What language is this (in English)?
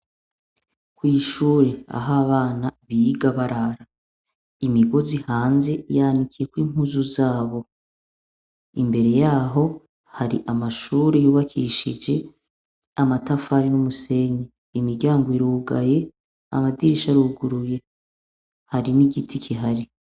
Rundi